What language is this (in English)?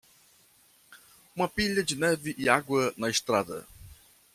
Portuguese